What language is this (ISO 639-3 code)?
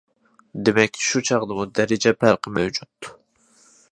uig